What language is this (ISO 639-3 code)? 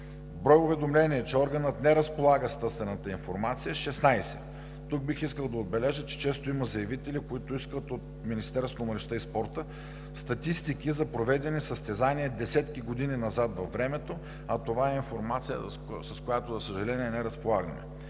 bul